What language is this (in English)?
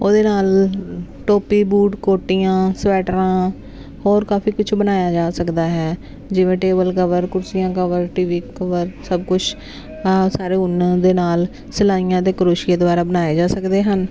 Punjabi